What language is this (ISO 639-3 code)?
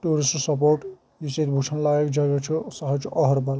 kas